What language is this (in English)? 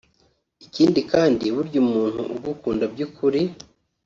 Kinyarwanda